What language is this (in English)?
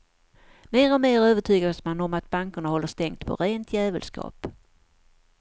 Swedish